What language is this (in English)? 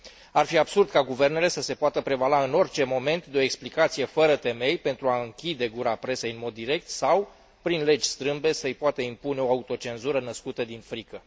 Romanian